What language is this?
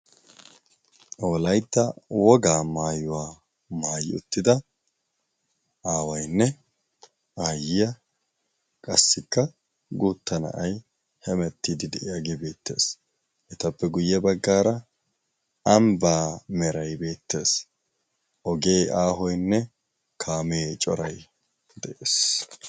Wolaytta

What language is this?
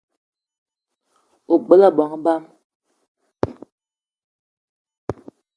Eton (Cameroon)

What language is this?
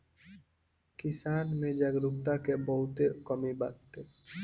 Bhojpuri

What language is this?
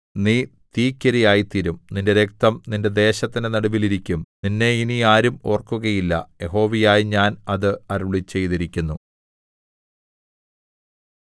Malayalam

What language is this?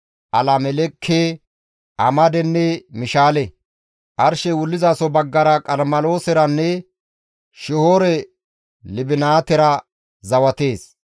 Gamo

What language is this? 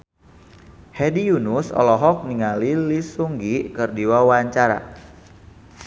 Sundanese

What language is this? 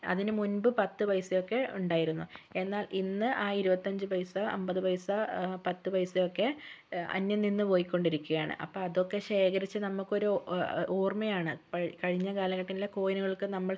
Malayalam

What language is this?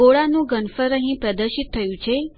Gujarati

